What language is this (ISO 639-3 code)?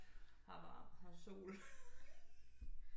dan